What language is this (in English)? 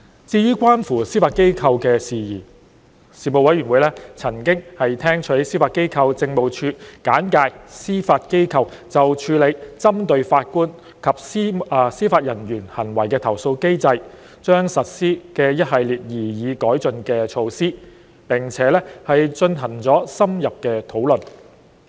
Cantonese